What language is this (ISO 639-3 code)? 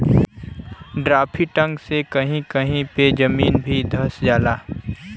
bho